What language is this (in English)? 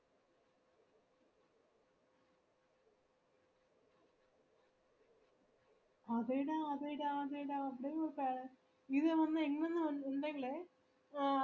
Malayalam